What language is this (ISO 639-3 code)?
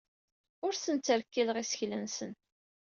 kab